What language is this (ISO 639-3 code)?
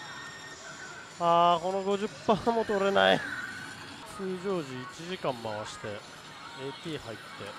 jpn